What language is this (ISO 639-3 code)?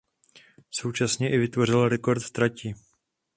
ces